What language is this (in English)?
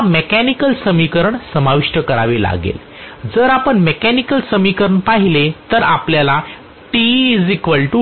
Marathi